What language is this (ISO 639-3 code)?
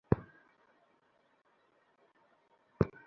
ben